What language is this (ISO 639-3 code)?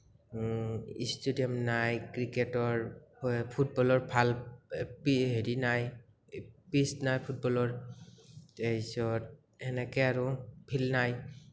asm